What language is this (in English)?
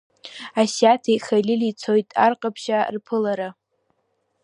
Abkhazian